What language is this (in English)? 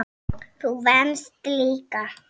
Icelandic